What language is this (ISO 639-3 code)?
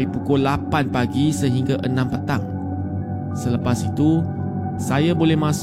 msa